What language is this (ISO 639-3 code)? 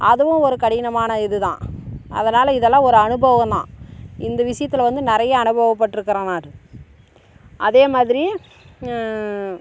tam